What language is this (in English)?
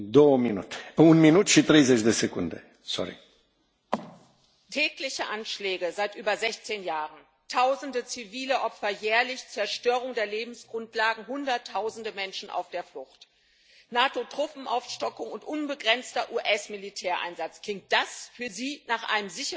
German